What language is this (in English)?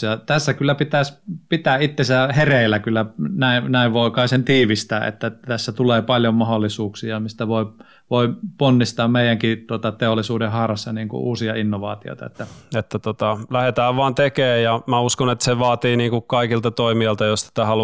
Finnish